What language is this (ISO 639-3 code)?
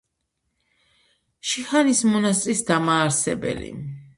kat